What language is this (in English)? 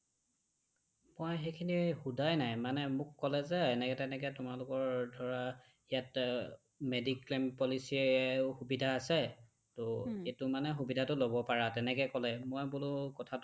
Assamese